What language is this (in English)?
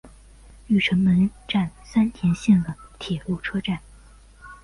Chinese